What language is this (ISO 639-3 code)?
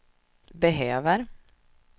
swe